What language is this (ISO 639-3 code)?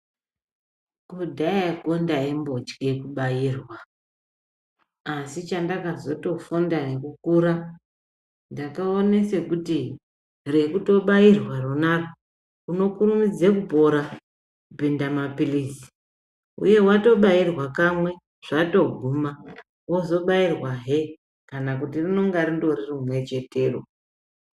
ndc